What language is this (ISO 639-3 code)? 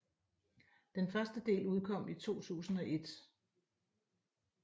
dan